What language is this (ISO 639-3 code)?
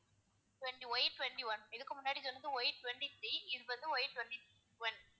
tam